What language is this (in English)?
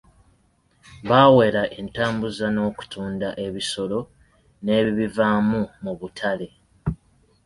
Ganda